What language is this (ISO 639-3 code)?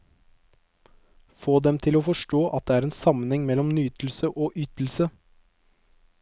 nor